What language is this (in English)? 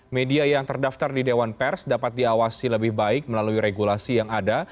Indonesian